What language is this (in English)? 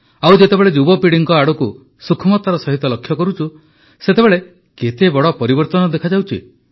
Odia